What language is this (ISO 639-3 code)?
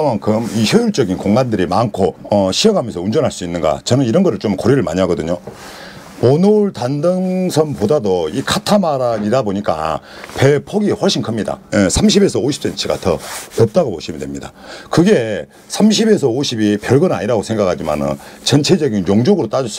kor